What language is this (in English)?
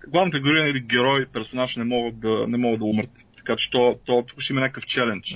Bulgarian